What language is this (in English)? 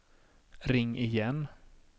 Swedish